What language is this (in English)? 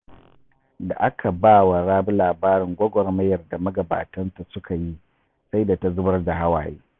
Hausa